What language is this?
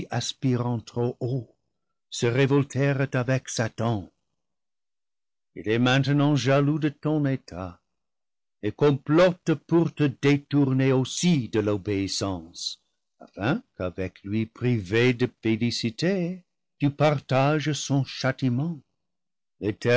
French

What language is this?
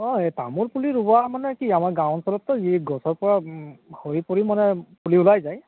Assamese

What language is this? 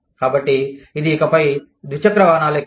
Telugu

